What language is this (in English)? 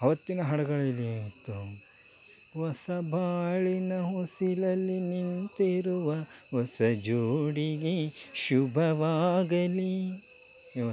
Kannada